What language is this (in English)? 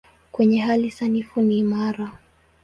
Swahili